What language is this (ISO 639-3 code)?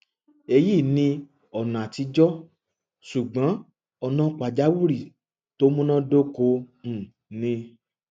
yor